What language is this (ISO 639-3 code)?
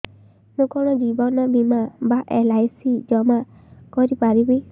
ori